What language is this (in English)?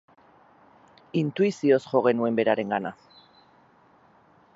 Basque